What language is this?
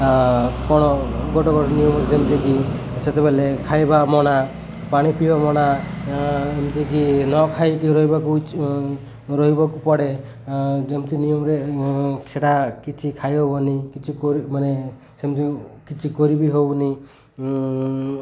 Odia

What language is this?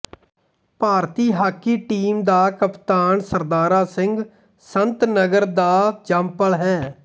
Punjabi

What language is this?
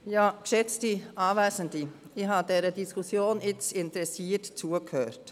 Swiss German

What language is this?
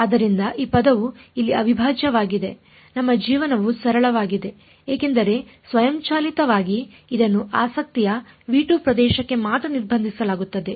Kannada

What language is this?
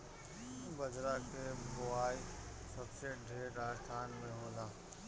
Bhojpuri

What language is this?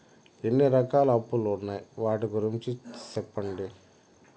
Telugu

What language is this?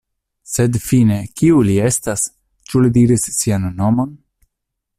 Esperanto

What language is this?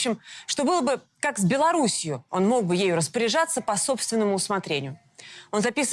Russian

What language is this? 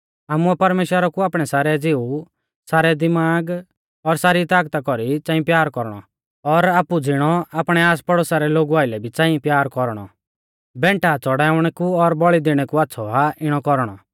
Mahasu Pahari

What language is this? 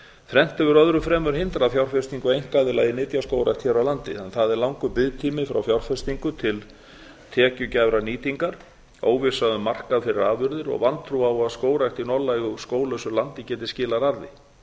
Icelandic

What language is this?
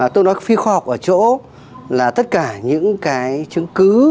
Vietnamese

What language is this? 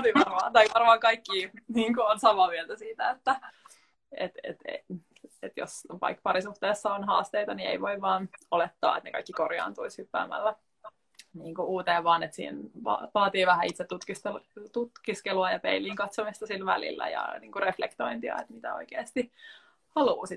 Finnish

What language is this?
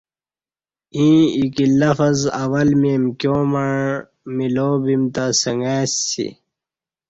Kati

